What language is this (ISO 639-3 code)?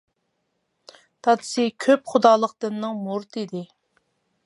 uig